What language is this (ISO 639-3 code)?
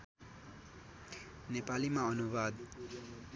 nep